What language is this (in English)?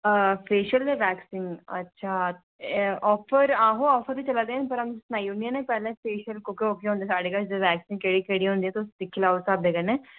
Dogri